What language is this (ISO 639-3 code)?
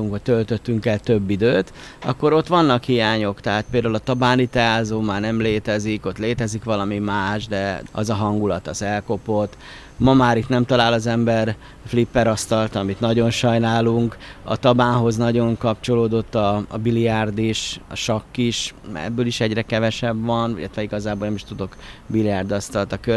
hun